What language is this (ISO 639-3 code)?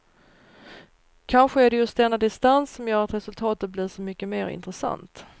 swe